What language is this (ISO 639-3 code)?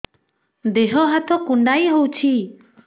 ori